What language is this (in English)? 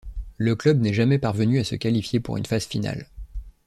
French